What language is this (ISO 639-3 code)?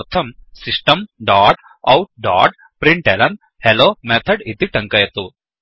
san